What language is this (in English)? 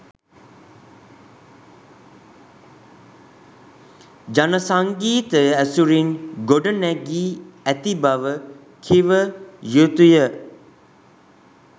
Sinhala